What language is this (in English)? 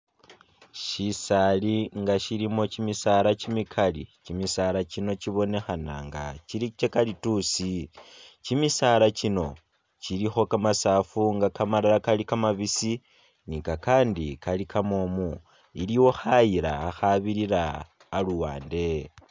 Masaaba